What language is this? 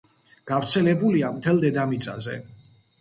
Georgian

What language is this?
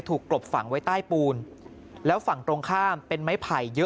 Thai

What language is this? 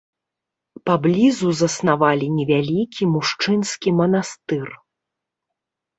Belarusian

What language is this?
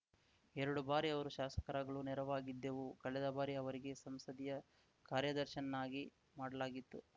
Kannada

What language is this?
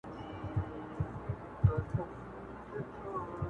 Pashto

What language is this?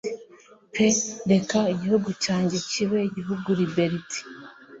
Kinyarwanda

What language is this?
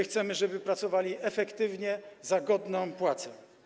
Polish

